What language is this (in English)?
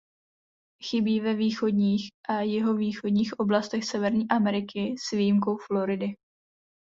Czech